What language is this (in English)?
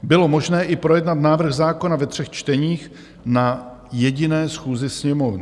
Czech